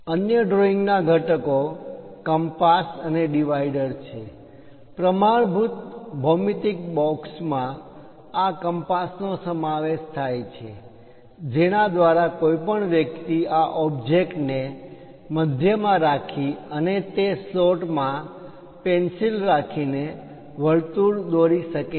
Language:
Gujarati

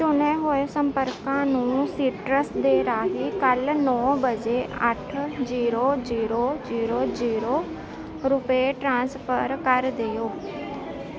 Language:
Punjabi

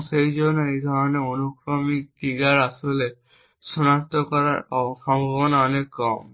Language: Bangla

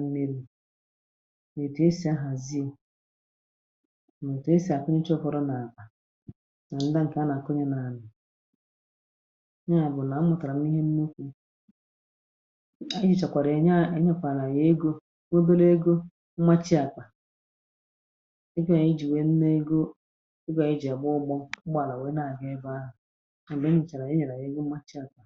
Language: Igbo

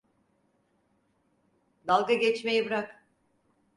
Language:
Turkish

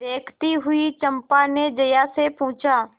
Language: Hindi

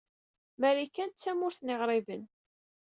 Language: Kabyle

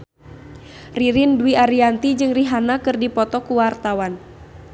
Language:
Sundanese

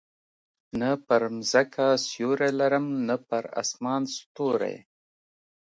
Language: Pashto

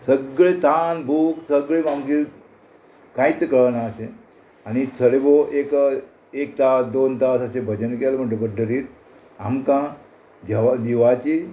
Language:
Konkani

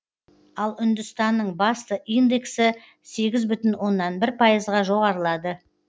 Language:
Kazakh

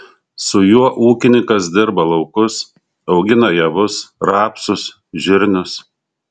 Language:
Lithuanian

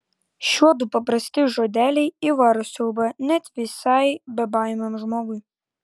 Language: Lithuanian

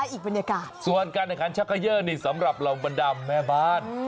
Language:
Thai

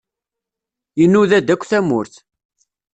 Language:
Kabyle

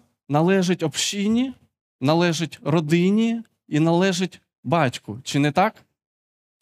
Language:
Ukrainian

